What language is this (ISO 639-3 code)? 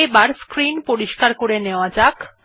ben